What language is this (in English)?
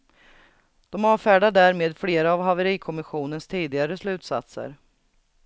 Swedish